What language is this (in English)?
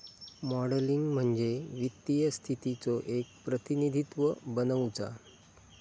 Marathi